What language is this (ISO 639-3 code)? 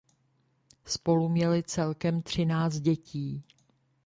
ces